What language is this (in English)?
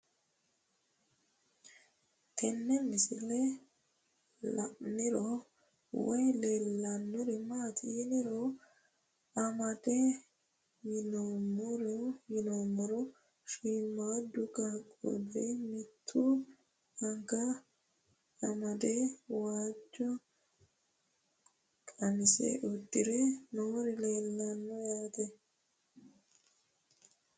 Sidamo